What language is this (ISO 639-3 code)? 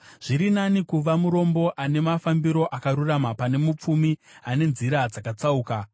sna